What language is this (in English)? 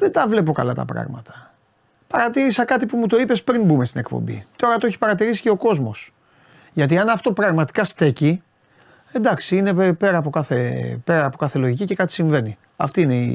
Greek